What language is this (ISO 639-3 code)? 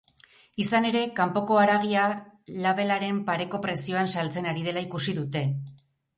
eus